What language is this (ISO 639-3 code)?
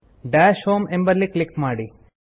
kan